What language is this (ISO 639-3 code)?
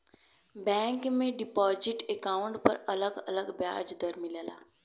bho